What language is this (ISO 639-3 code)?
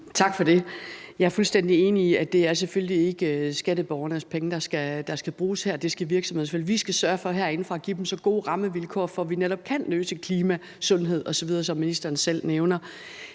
dan